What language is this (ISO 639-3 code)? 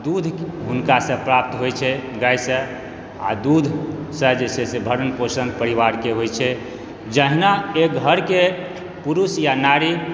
mai